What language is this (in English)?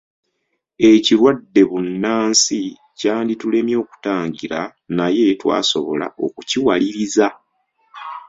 Ganda